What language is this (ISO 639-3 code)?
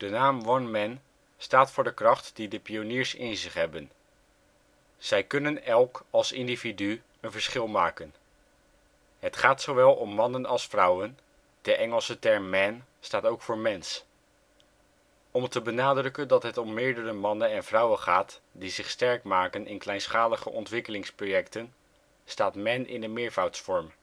nld